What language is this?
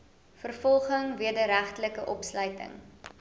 Afrikaans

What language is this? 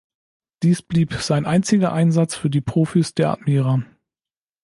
German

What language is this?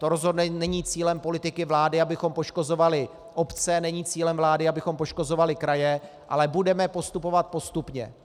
Czech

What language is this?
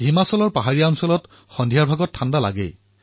Assamese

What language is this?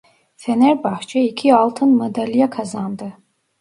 Turkish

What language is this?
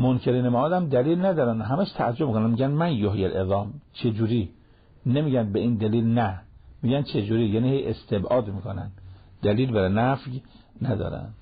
Persian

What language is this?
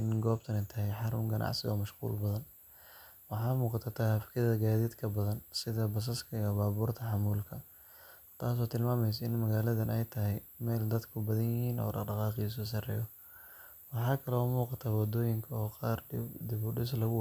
Somali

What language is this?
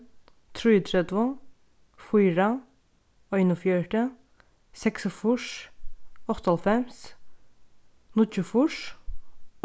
Faroese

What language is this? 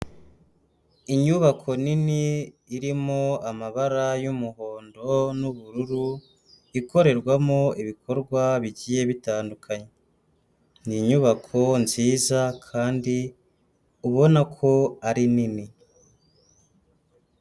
Kinyarwanda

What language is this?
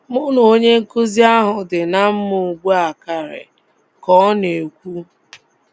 Igbo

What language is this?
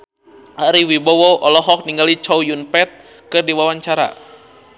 Sundanese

